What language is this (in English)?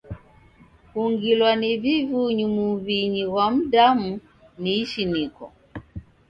Taita